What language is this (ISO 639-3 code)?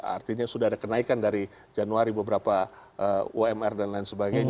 ind